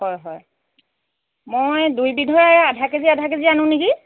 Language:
Assamese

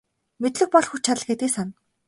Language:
Mongolian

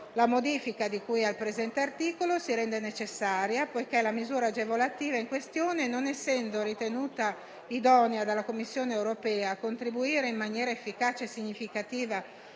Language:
Italian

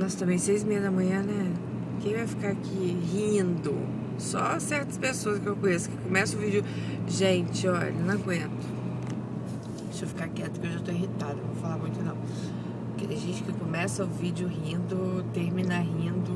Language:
Portuguese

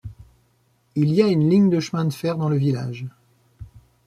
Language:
French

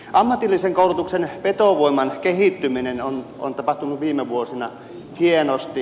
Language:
Finnish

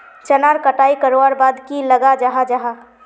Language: Magahi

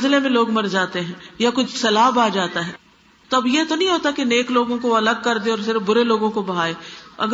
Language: Urdu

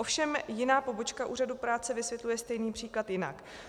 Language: Czech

